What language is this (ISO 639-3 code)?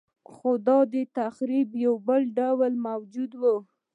pus